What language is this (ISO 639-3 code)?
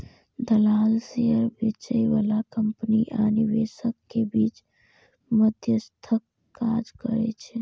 mai